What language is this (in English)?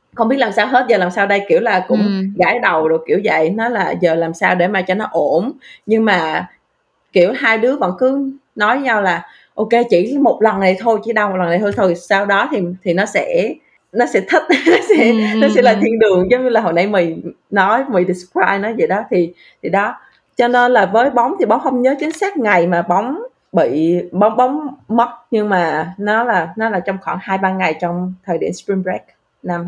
Vietnamese